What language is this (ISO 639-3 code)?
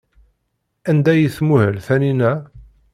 kab